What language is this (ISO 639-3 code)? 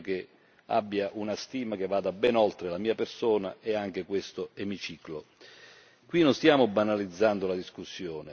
ita